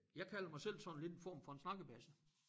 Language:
Danish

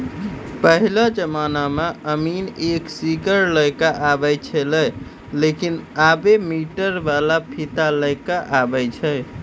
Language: Maithili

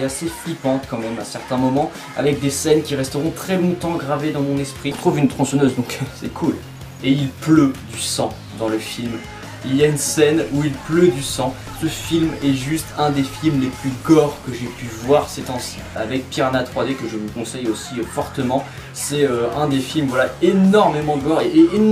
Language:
French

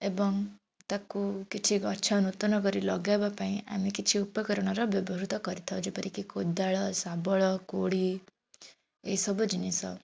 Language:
Odia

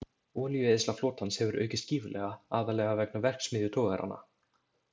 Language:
Icelandic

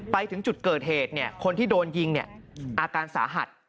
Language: Thai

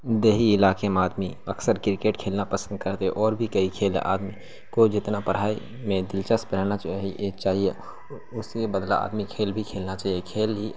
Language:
Urdu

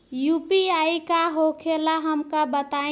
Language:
Bhojpuri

